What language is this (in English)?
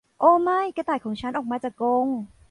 Thai